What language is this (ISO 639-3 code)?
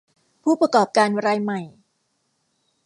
tha